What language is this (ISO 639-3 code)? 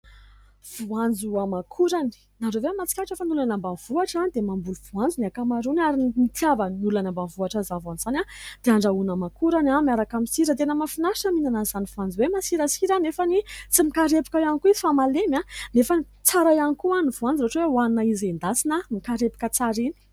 mlg